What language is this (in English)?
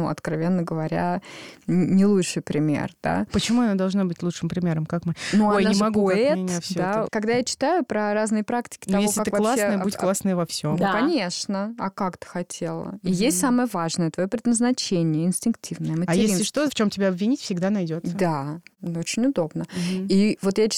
Russian